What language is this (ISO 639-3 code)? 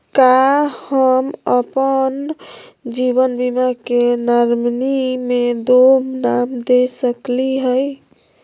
mag